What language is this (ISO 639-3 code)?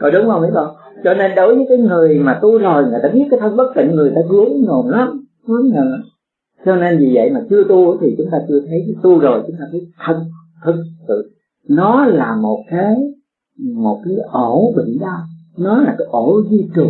vie